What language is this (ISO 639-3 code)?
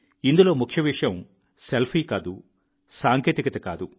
tel